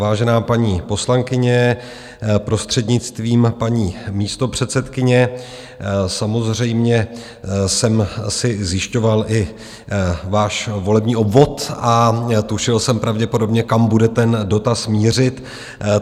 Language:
Czech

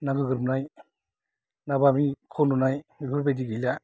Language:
Bodo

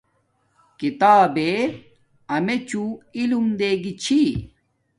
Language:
Domaaki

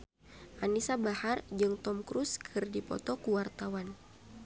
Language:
Sundanese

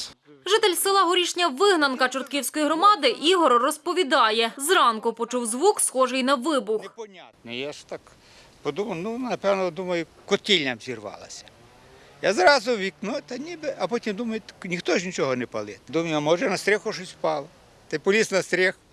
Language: Ukrainian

